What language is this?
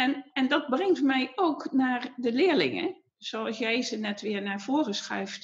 Dutch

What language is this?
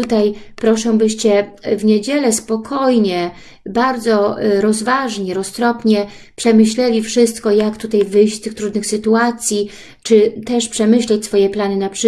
Polish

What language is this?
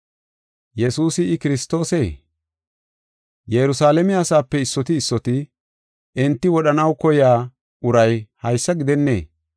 Gofa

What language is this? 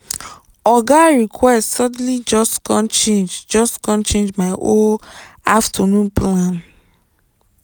Nigerian Pidgin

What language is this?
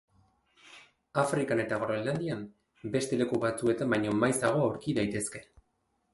Basque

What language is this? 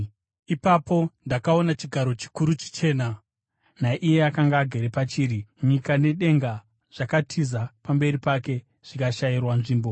Shona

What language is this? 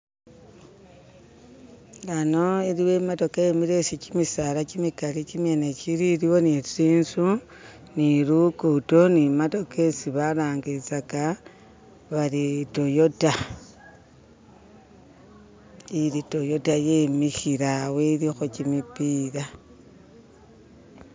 Masaaba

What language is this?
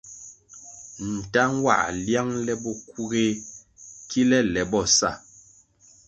Kwasio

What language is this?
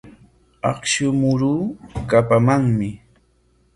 Corongo Ancash Quechua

